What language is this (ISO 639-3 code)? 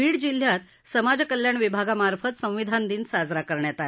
mar